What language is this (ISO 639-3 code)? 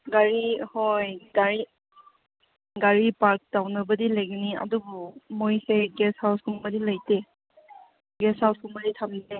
mni